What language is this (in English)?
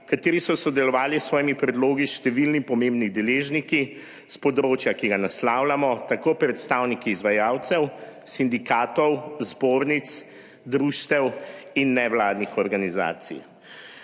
Slovenian